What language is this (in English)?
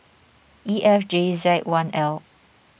English